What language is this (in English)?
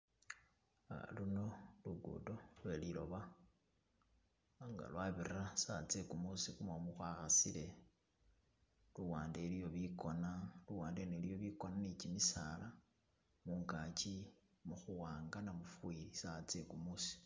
Masaaba